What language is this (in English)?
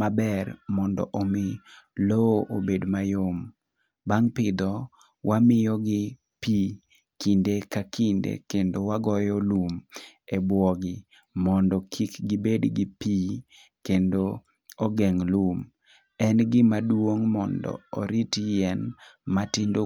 Luo (Kenya and Tanzania)